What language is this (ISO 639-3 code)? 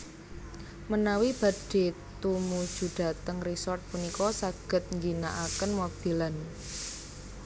jav